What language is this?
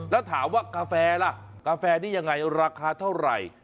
Thai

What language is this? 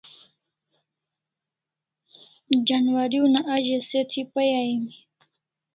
Kalasha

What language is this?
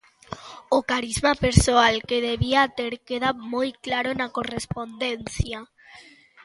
Galician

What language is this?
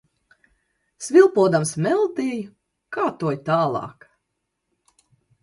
Latvian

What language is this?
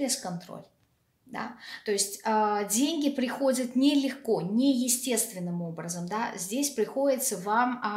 Russian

